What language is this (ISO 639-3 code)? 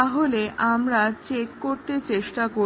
ben